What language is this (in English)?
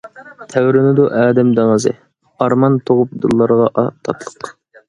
Uyghur